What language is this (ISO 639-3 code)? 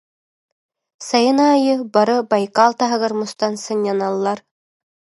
sah